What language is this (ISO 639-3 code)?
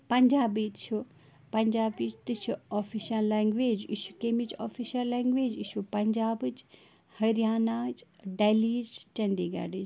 kas